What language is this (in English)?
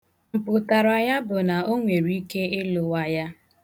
Igbo